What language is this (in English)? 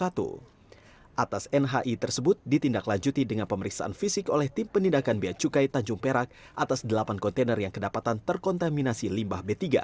Indonesian